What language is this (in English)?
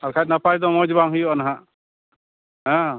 Santali